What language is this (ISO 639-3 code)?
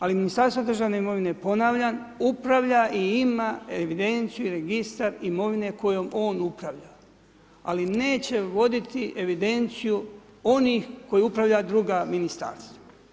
hrv